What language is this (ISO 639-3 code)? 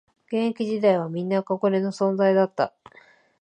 jpn